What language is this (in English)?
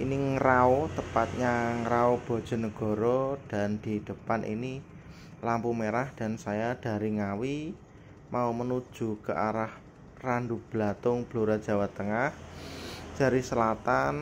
Indonesian